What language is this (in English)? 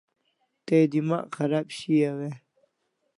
Kalasha